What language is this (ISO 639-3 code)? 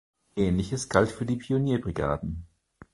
deu